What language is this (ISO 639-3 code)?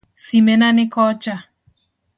luo